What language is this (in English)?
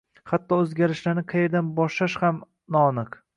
Uzbek